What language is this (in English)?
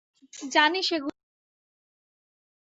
Bangla